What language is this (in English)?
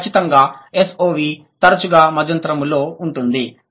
Telugu